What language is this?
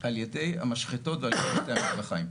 Hebrew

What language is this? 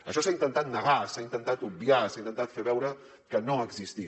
Catalan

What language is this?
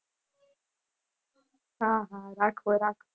Gujarati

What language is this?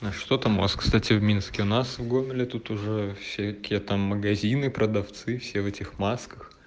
Russian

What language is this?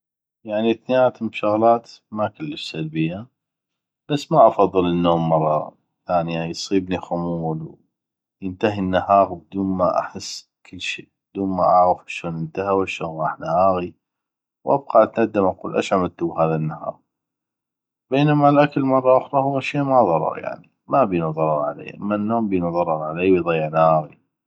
North Mesopotamian Arabic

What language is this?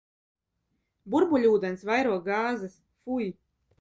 Latvian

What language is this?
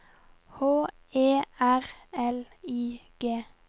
Norwegian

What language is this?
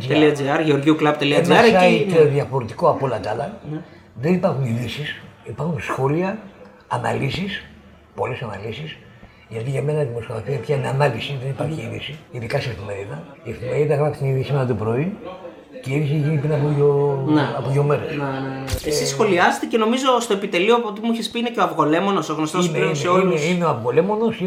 Greek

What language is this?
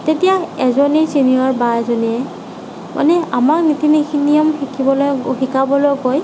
Assamese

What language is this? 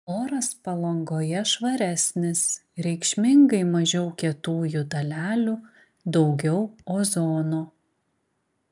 Lithuanian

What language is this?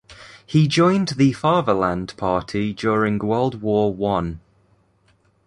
English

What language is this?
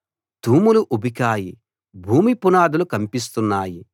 Telugu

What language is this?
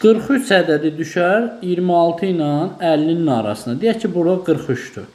Turkish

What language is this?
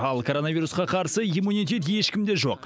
Kazakh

